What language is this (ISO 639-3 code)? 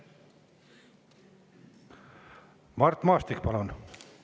est